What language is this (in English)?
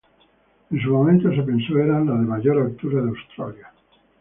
Spanish